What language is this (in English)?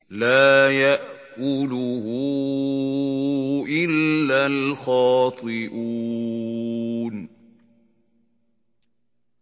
Arabic